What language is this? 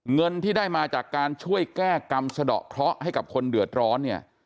Thai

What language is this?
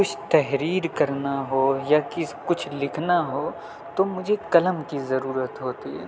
Urdu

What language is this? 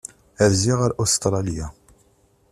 Kabyle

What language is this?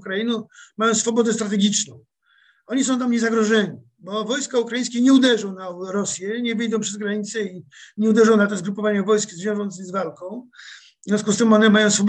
Polish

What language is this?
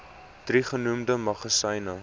Afrikaans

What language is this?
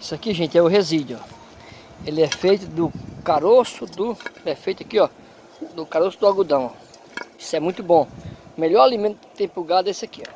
Portuguese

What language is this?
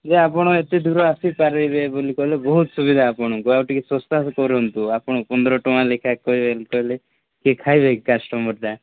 Odia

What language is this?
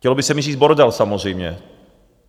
Czech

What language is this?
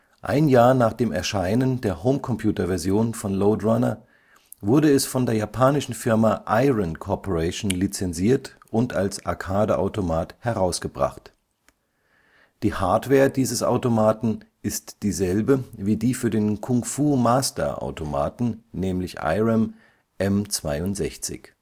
German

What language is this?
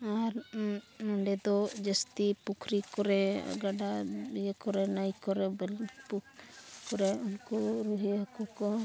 Santali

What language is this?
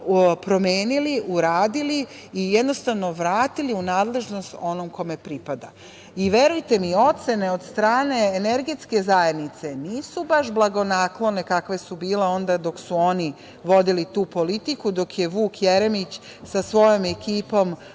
Serbian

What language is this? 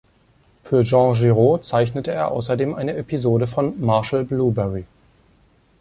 German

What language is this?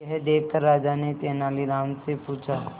Hindi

